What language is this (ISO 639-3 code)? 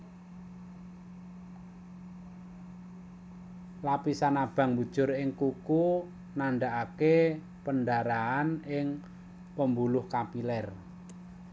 jav